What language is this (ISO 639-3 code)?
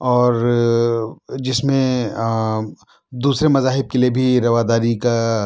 urd